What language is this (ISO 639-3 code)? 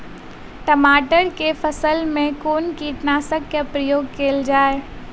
mai